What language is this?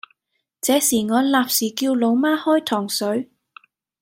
Cantonese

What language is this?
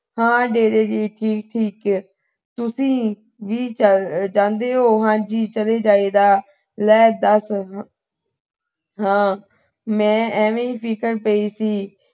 Punjabi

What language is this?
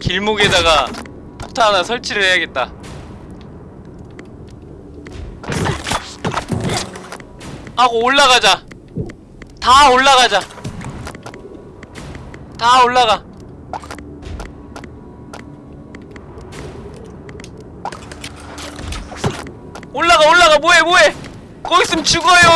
Korean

